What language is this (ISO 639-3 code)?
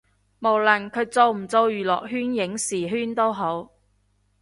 yue